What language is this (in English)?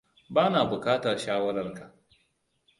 Hausa